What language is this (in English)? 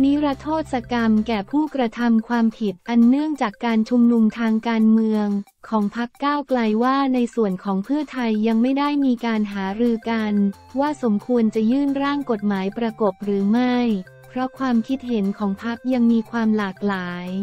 Thai